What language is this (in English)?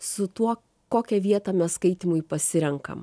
Lithuanian